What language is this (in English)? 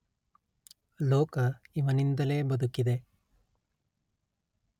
Kannada